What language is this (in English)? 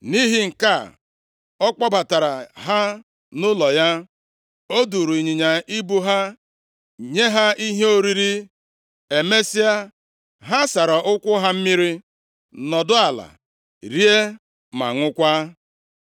Igbo